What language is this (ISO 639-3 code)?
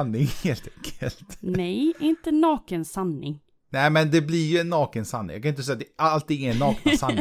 swe